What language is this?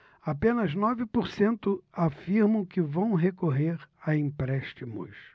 Portuguese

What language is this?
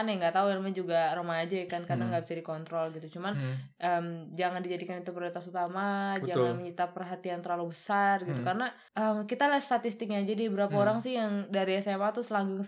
Indonesian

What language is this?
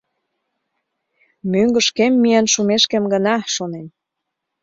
Mari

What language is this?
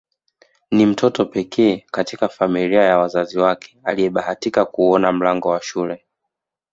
Swahili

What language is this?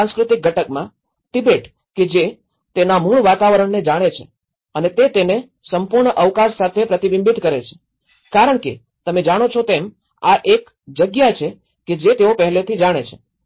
Gujarati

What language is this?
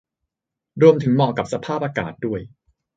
Thai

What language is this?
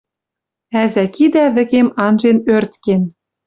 Western Mari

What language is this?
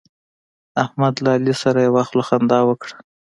Pashto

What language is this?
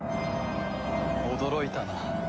Japanese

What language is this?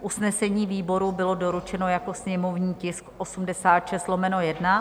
Czech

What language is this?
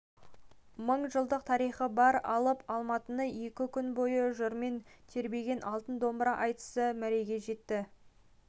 Kazakh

